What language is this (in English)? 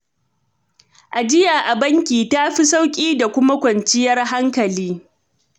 Hausa